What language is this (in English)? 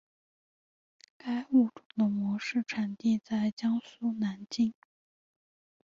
Chinese